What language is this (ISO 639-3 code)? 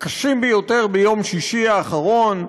heb